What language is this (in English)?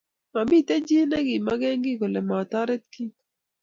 Kalenjin